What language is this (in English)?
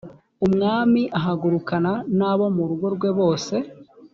Kinyarwanda